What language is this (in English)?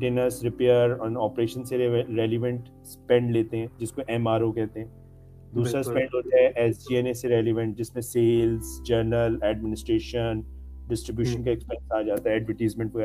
Urdu